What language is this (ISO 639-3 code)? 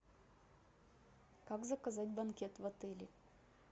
rus